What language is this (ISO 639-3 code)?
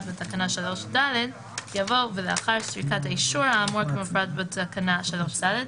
heb